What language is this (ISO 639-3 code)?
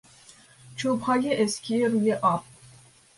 fas